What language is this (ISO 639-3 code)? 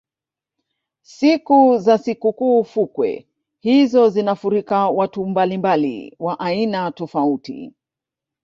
swa